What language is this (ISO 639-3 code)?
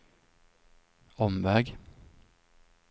swe